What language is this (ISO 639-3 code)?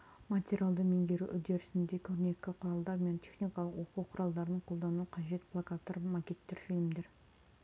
kaz